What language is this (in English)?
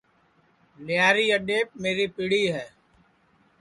Sansi